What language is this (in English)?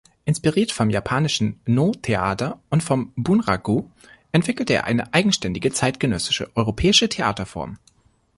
German